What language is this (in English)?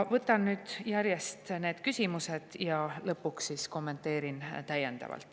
Estonian